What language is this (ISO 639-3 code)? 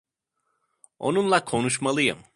tur